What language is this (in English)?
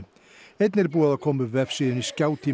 Icelandic